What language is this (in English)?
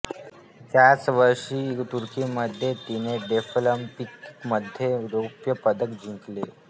Marathi